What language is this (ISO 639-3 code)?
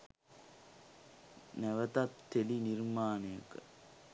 sin